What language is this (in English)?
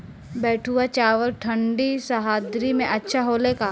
Bhojpuri